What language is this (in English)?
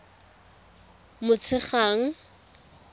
Tswana